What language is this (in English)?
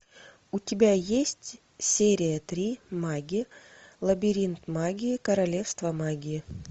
Russian